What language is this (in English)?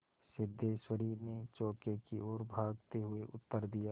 Hindi